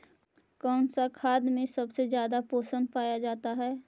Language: Magahi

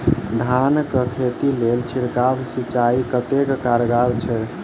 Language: Maithili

